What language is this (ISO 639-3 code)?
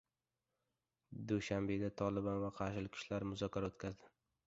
uzb